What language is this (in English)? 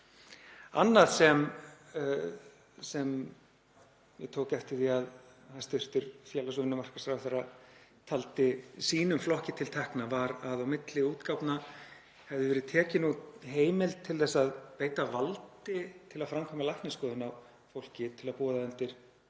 Icelandic